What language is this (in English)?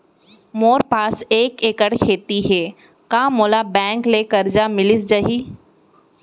Chhattisgarhi